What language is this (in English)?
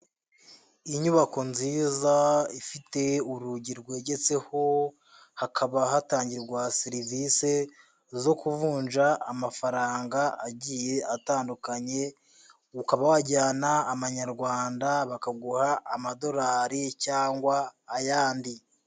Kinyarwanda